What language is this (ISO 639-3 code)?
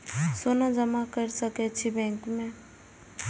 mai